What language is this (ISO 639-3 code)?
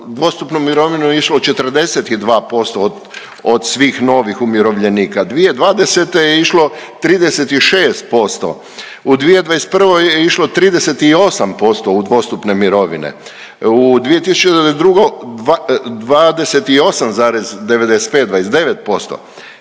hrv